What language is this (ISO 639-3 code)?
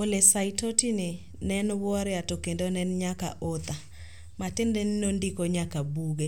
luo